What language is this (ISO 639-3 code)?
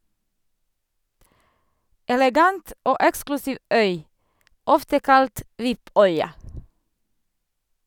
nor